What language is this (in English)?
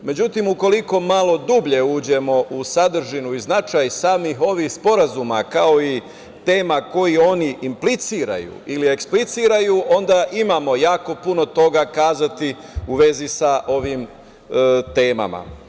Serbian